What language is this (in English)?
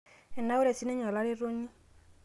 Masai